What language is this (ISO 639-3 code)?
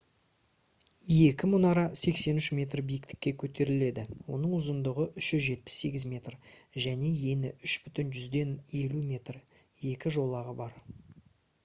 kaz